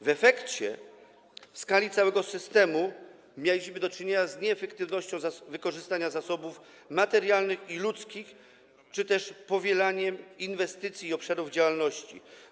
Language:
Polish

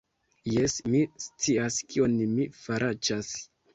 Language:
Esperanto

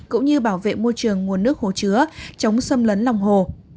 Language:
Vietnamese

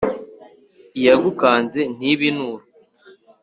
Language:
Kinyarwanda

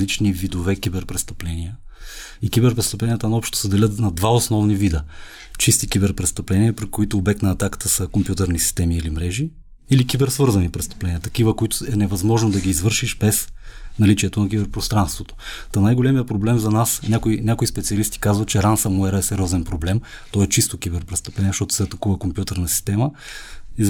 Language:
Bulgarian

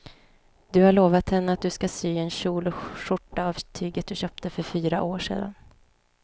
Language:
Swedish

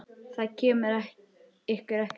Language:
Icelandic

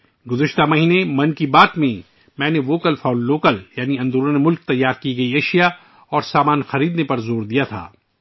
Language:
Urdu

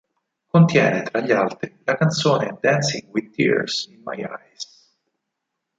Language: Italian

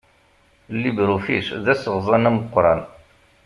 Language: Kabyle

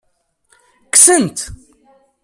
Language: Kabyle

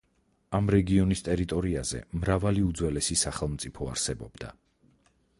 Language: Georgian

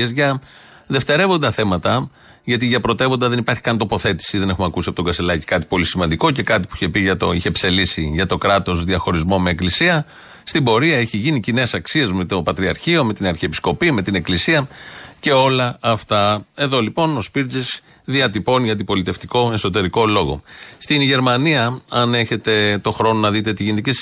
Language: Greek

